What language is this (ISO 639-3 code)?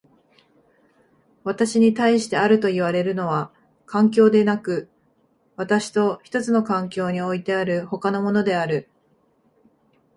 jpn